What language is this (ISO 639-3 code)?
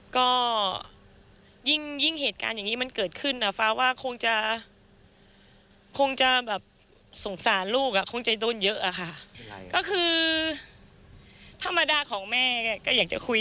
tha